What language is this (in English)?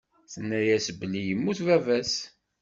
Kabyle